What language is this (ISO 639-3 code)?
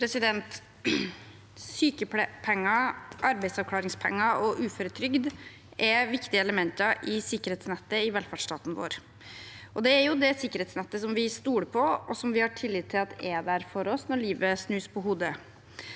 nor